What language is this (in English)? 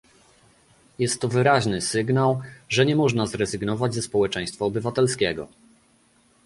Polish